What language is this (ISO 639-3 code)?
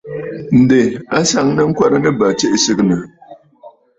bfd